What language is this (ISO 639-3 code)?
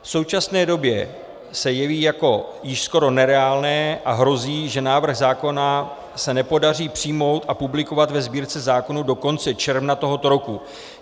ces